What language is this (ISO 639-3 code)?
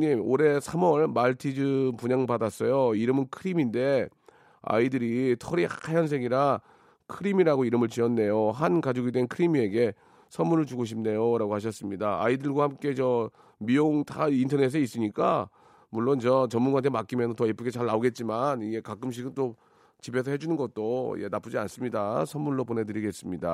kor